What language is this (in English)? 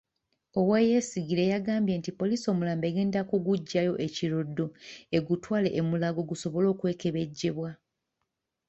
Ganda